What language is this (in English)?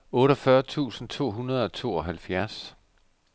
Danish